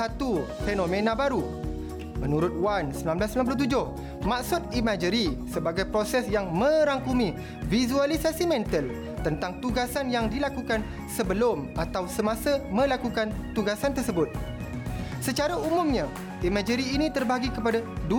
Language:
Malay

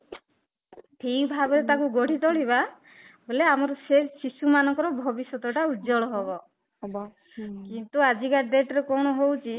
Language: Odia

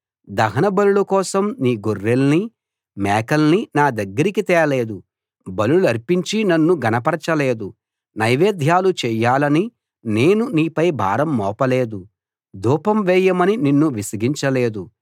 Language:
Telugu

